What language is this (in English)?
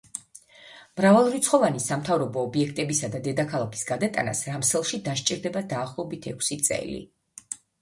Georgian